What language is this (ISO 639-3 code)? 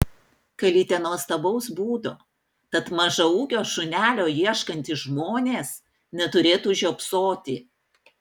lit